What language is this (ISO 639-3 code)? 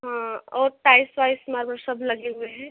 hin